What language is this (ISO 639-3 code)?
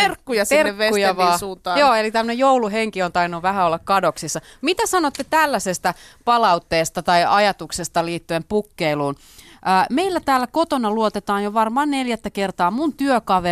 fin